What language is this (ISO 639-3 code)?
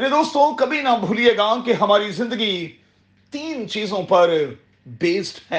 urd